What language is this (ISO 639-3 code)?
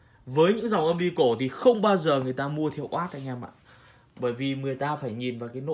vie